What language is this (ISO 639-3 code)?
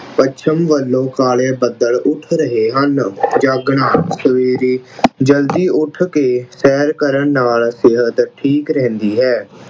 pan